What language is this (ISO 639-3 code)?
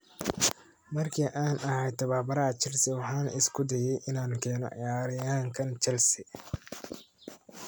som